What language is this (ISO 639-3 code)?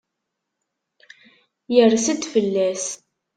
kab